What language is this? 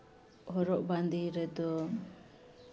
Santali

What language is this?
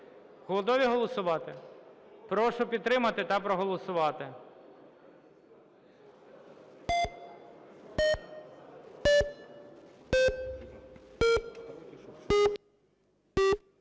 Ukrainian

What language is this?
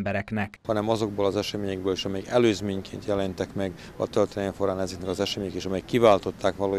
Hungarian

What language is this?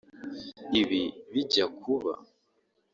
Kinyarwanda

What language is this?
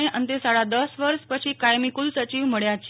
Gujarati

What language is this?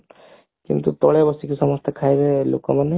Odia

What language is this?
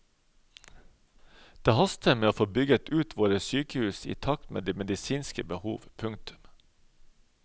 Norwegian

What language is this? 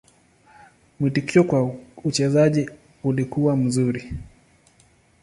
Swahili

